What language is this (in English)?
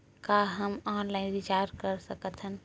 Chhattisgarhi